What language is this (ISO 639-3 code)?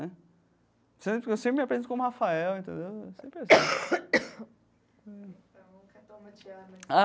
por